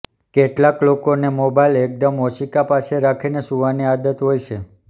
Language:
Gujarati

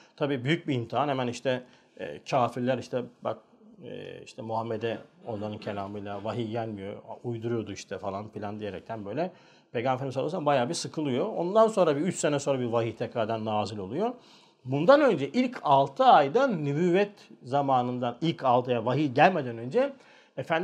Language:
Turkish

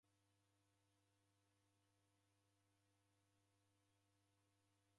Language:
Taita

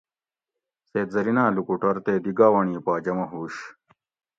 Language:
Gawri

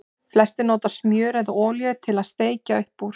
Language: Icelandic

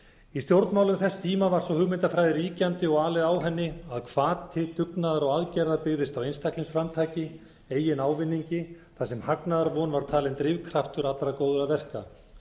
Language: Icelandic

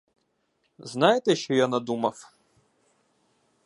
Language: Ukrainian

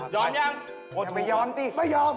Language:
Thai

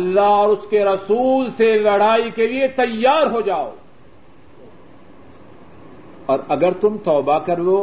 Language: Urdu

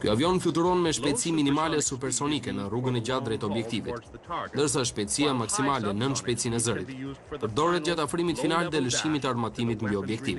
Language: Romanian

